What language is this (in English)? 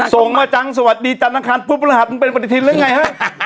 Thai